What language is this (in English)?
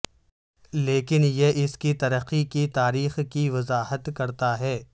Urdu